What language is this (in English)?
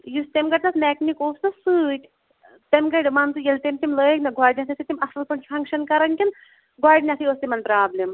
Kashmiri